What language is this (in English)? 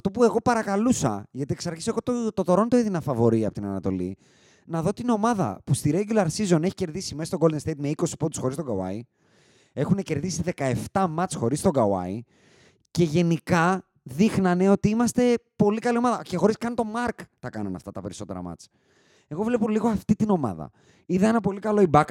Greek